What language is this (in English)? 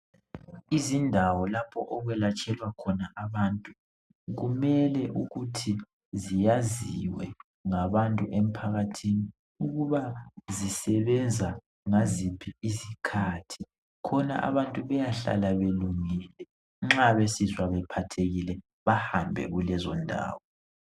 North Ndebele